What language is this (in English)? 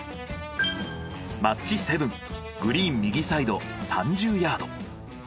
Japanese